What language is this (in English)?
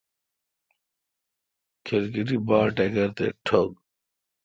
Kalkoti